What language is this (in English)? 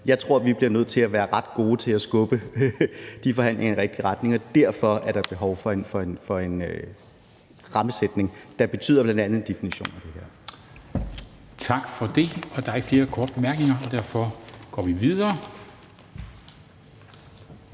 Danish